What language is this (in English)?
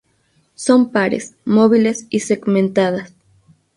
Spanish